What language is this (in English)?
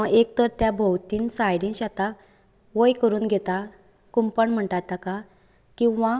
Konkani